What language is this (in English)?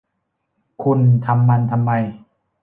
Thai